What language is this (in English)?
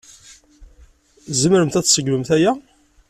Kabyle